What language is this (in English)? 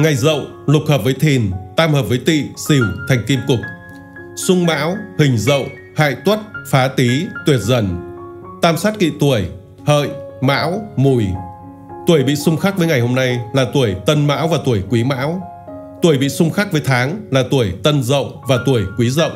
Vietnamese